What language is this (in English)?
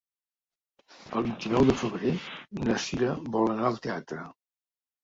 Catalan